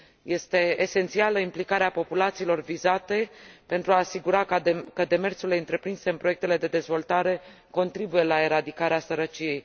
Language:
Romanian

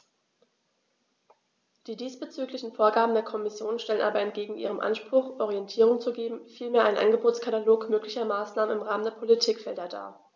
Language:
German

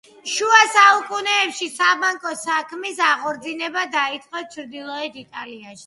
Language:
Georgian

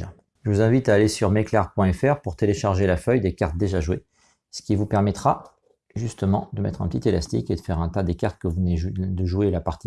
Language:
French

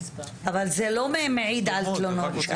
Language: Hebrew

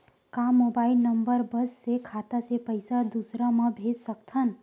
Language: Chhattisgarhi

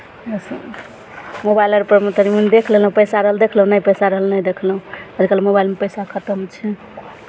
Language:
Maithili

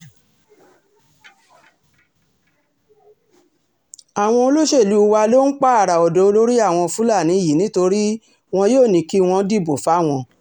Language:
Yoruba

